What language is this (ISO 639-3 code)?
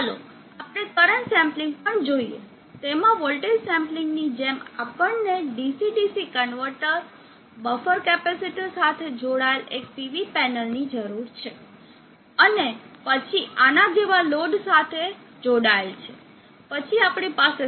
guj